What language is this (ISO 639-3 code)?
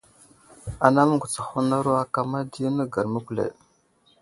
udl